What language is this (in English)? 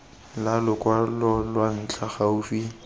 Tswana